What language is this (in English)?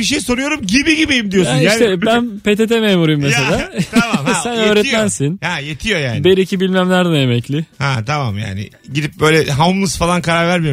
Turkish